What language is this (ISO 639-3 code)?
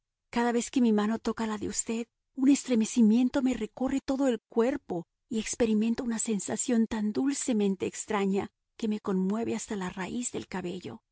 spa